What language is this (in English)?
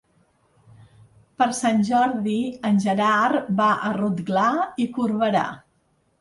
Catalan